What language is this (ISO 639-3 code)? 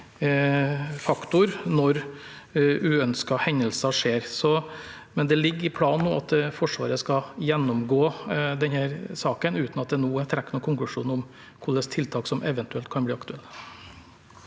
nor